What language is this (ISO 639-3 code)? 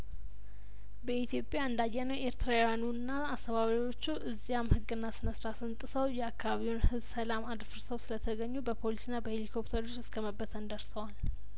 amh